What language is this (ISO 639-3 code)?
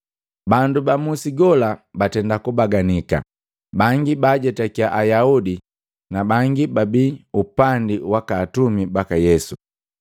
mgv